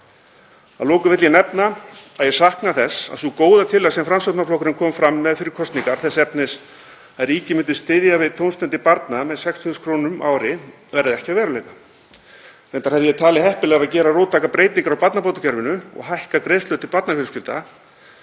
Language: Icelandic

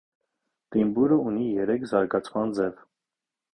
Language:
Armenian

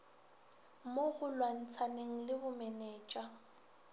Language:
Northern Sotho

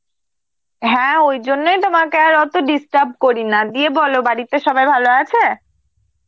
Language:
Bangla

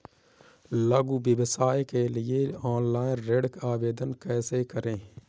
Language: Hindi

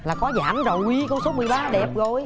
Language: Vietnamese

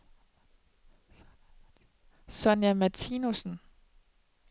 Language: Danish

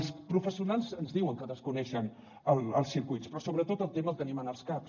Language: Catalan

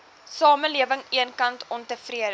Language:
Afrikaans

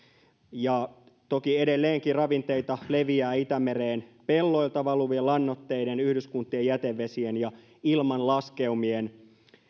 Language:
Finnish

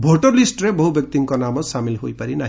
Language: Odia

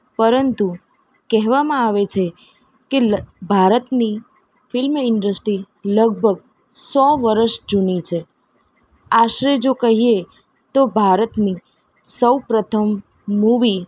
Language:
Gujarati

